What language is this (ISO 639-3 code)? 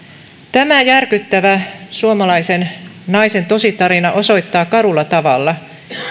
fin